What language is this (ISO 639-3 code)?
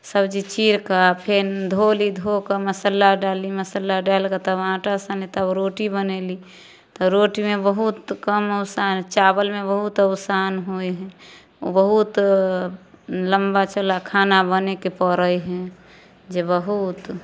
mai